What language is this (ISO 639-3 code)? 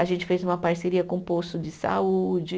por